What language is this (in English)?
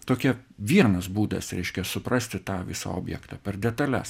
Lithuanian